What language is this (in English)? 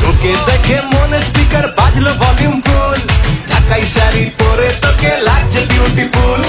Indonesian